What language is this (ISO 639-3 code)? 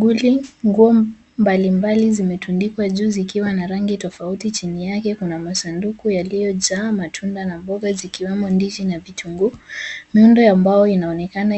swa